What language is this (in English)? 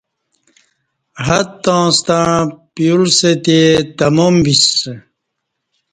Kati